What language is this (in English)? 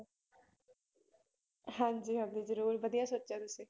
Punjabi